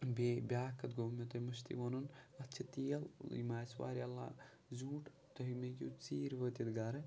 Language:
Kashmiri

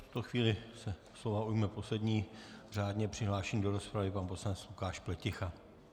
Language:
Czech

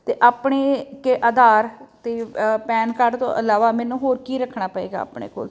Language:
Punjabi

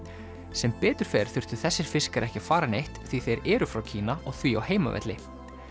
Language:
Icelandic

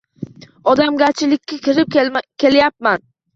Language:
Uzbek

